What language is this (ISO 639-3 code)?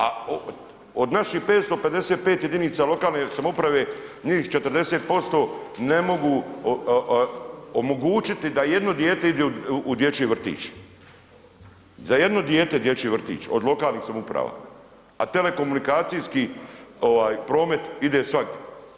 hrv